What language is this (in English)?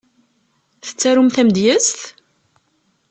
Kabyle